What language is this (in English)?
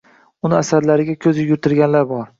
Uzbek